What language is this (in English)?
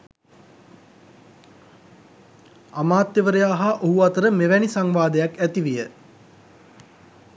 Sinhala